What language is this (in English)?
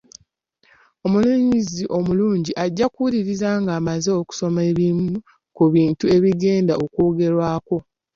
Ganda